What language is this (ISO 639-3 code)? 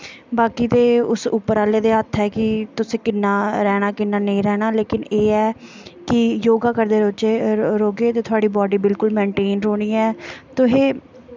doi